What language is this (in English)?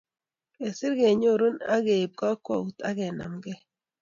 Kalenjin